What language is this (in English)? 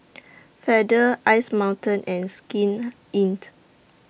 English